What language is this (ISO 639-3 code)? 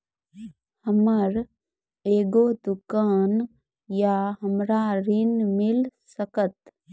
mai